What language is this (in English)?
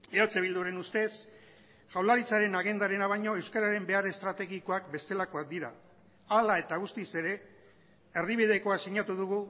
Basque